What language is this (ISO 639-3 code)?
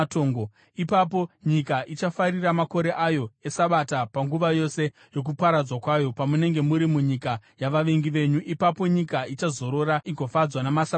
sna